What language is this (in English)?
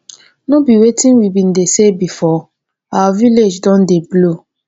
Nigerian Pidgin